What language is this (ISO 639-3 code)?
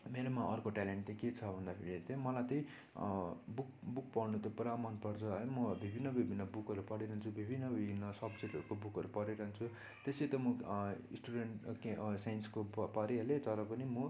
nep